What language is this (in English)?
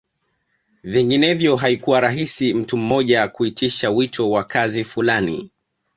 Swahili